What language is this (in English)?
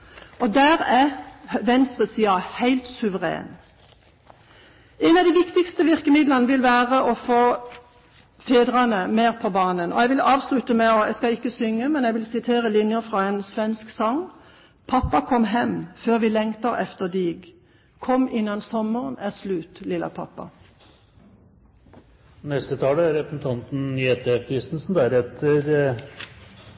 Norwegian